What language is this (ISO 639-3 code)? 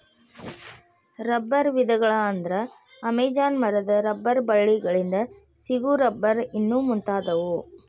kan